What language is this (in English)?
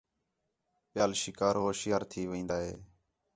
Khetrani